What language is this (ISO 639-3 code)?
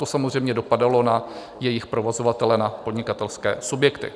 ces